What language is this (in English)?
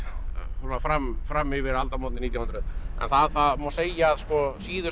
Icelandic